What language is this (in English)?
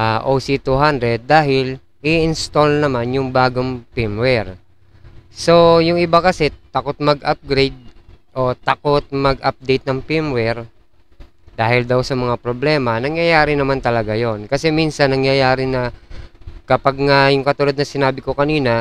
Filipino